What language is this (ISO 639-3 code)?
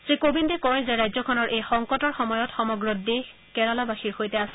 asm